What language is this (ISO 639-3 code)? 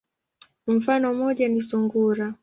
swa